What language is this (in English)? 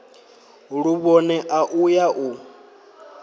Venda